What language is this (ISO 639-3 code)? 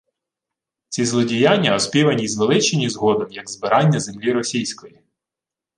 ukr